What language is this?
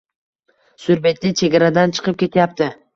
Uzbek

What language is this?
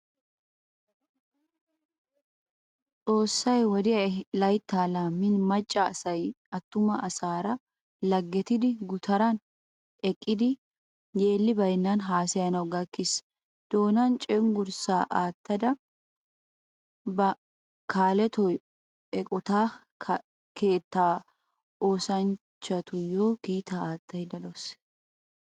Wolaytta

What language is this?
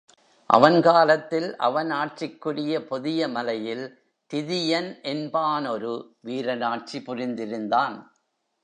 Tamil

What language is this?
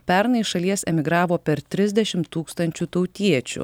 Lithuanian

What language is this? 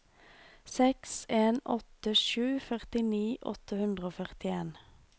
Norwegian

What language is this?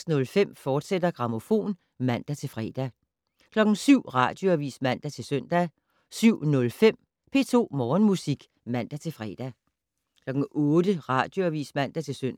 Danish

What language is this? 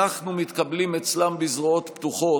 Hebrew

